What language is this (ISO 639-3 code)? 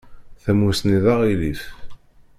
kab